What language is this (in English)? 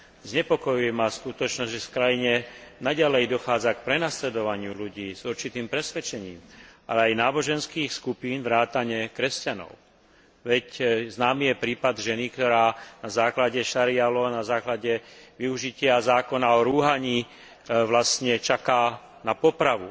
Slovak